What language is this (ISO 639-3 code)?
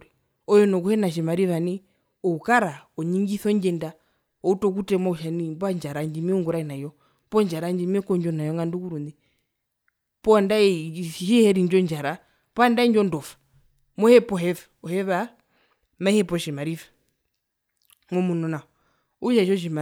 her